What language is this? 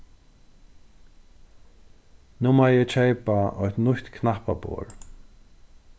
Faroese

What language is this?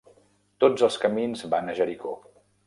Catalan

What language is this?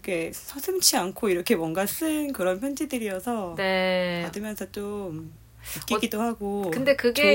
Korean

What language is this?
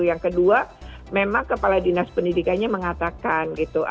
Indonesian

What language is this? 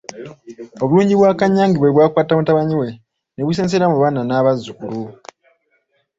Ganda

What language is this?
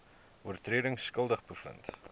Afrikaans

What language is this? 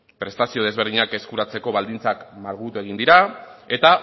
Basque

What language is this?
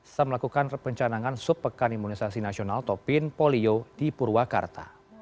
Indonesian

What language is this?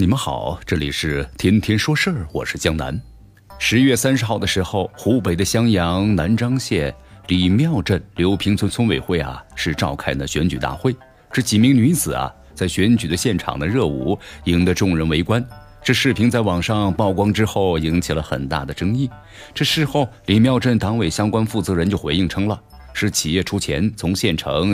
Chinese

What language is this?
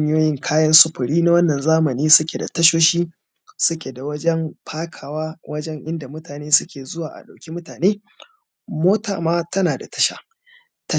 Hausa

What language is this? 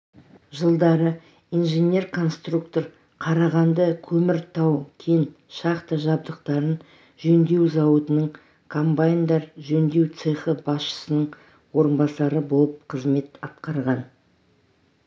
Kazakh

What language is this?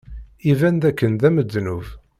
Kabyle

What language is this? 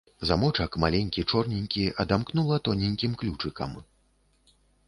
Belarusian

